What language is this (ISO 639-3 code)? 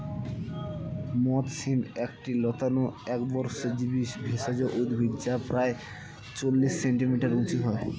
ben